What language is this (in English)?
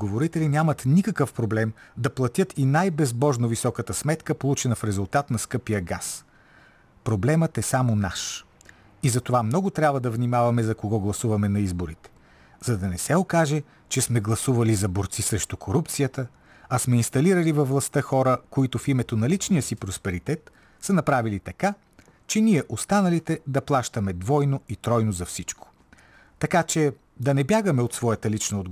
Bulgarian